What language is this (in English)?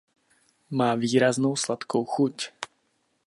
Czech